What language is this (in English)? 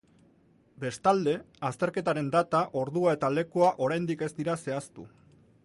Basque